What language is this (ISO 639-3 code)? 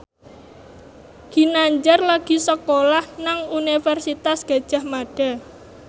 jav